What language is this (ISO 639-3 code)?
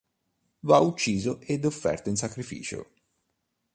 ita